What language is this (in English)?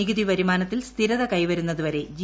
Malayalam